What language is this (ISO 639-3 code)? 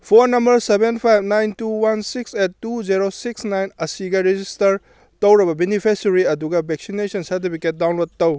mni